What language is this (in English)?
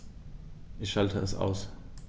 German